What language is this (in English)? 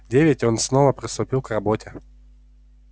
Russian